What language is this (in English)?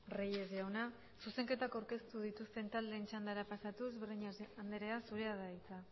Basque